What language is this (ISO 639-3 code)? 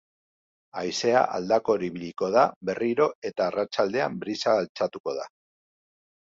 eus